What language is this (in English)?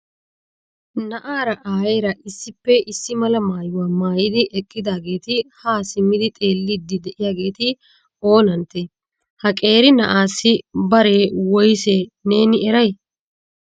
Wolaytta